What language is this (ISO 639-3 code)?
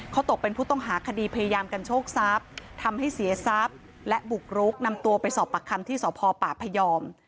tha